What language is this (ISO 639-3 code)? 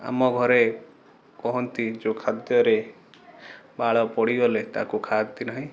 ori